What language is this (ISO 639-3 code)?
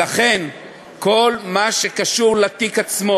heb